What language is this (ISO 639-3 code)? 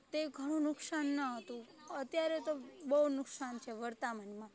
guj